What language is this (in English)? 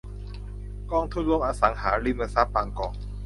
Thai